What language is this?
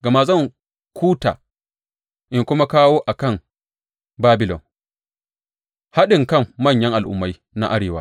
Hausa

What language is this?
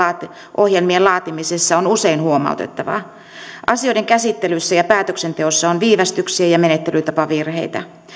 Finnish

